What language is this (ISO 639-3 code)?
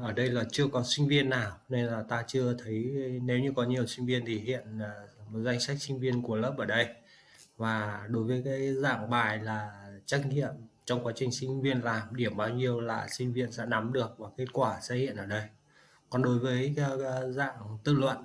vie